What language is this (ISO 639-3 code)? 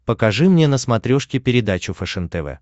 rus